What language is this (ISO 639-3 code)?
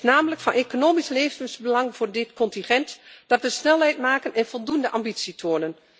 nld